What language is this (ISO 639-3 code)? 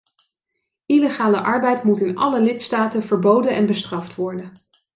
nld